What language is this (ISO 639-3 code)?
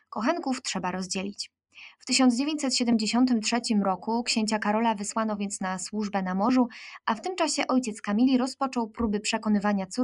pol